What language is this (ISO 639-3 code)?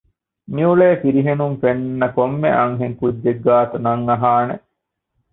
div